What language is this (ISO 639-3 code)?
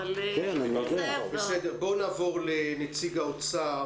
heb